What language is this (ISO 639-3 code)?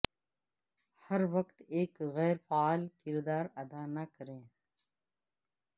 urd